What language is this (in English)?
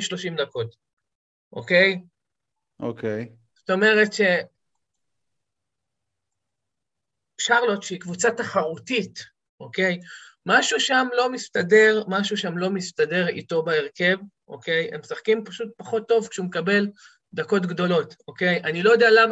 Hebrew